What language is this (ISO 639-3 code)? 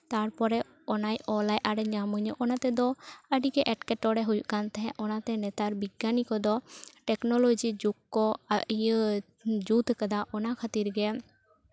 sat